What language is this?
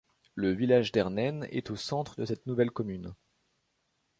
French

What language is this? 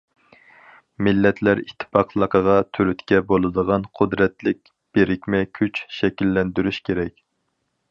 Uyghur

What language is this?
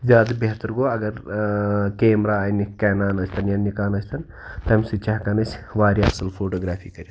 Kashmiri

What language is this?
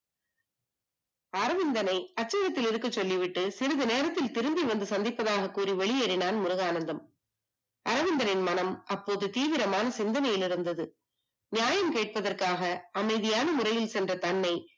Tamil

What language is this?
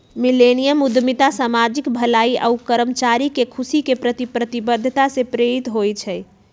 Magahi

